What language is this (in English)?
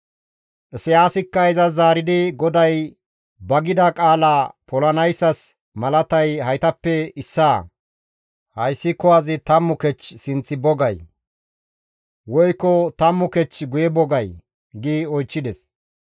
Gamo